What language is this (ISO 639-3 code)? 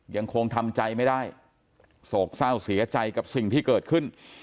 tha